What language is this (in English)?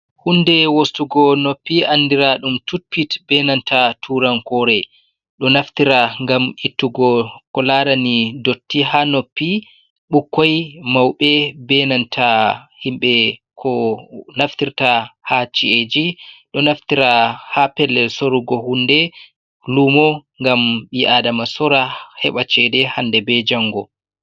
Fula